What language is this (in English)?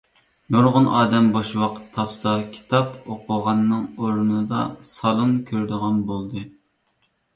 Uyghur